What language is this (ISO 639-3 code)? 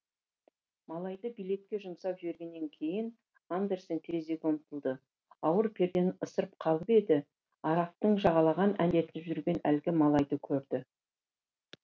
kaz